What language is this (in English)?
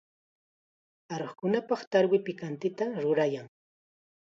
Chiquián Ancash Quechua